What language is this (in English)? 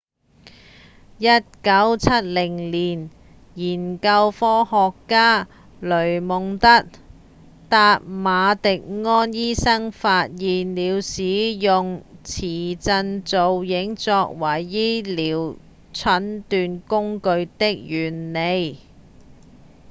Cantonese